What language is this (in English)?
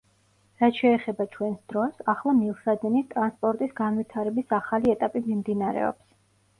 Georgian